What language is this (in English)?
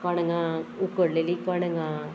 Konkani